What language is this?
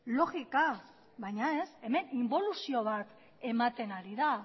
Basque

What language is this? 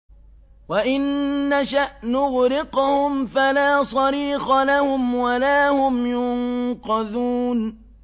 Arabic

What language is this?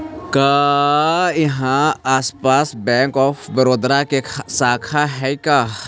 Magahi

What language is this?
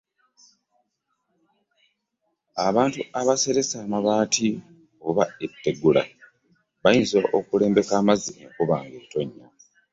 Ganda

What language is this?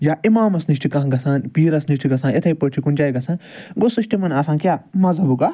Kashmiri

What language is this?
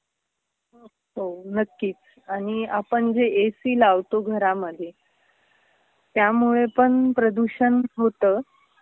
Marathi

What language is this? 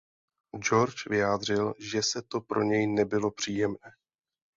Czech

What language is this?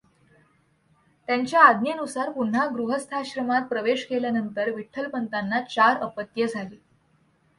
Marathi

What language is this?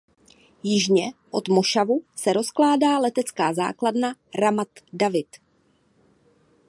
Czech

